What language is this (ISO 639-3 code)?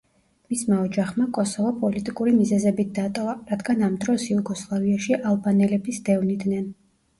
kat